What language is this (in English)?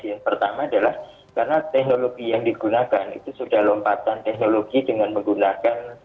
Indonesian